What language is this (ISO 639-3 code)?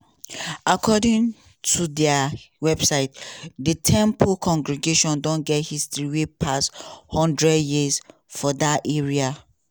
pcm